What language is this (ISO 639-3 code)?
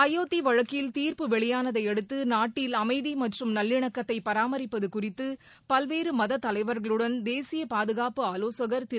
tam